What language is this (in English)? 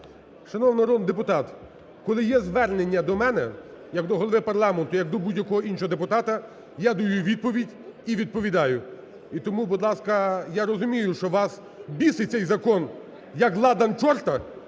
Ukrainian